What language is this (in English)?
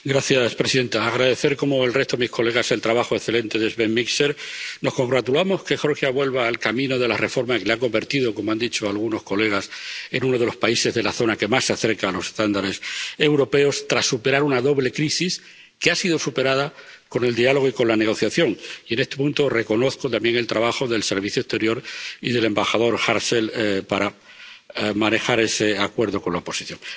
Spanish